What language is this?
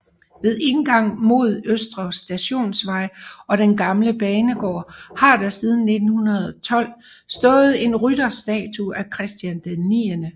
Danish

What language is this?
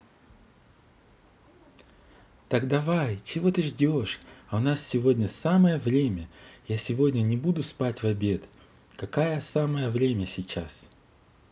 Russian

